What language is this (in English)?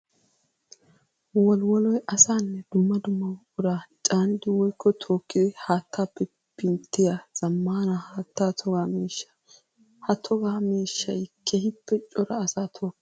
Wolaytta